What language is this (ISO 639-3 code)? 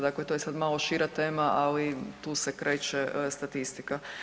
hrv